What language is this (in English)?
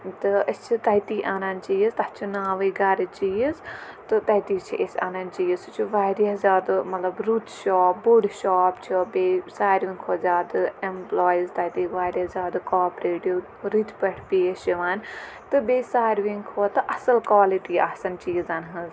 Kashmiri